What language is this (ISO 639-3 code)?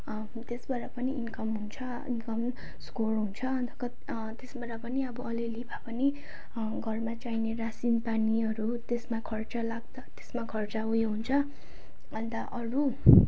nep